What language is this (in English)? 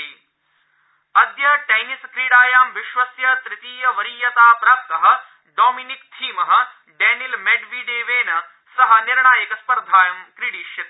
Sanskrit